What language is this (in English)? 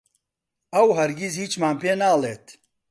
Central Kurdish